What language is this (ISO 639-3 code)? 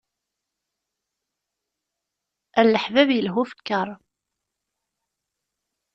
kab